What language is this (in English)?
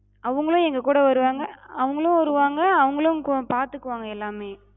Tamil